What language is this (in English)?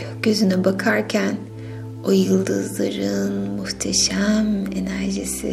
Turkish